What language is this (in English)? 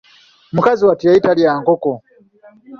Ganda